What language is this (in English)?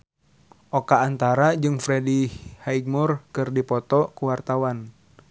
Sundanese